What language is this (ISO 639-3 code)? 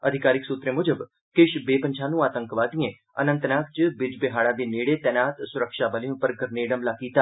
doi